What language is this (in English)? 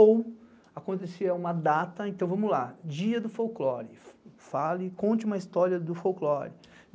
Portuguese